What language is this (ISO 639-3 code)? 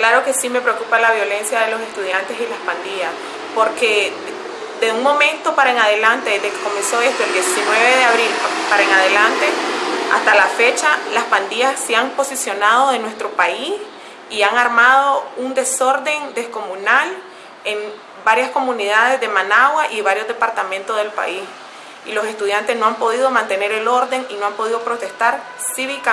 spa